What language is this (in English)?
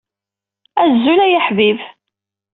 Kabyle